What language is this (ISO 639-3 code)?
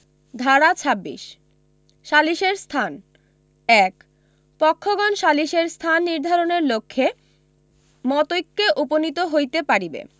ben